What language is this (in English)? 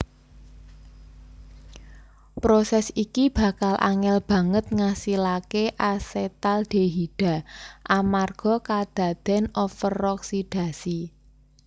Javanese